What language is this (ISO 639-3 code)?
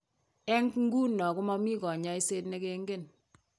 kln